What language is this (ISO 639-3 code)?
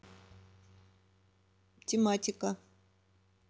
rus